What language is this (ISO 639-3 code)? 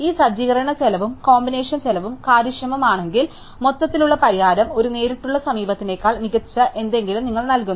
mal